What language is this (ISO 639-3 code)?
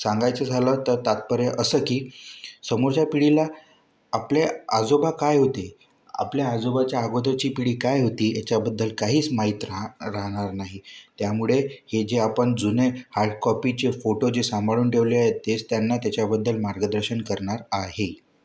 mar